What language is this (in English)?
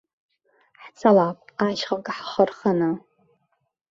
Abkhazian